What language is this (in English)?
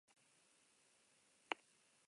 Basque